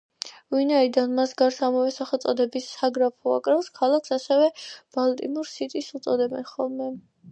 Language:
Georgian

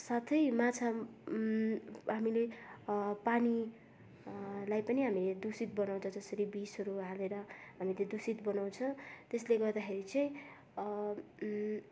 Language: Nepali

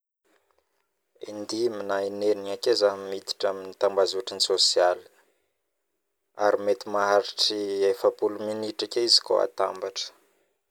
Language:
Northern Betsimisaraka Malagasy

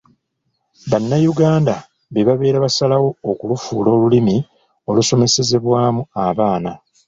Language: Ganda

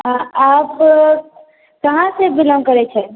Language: Maithili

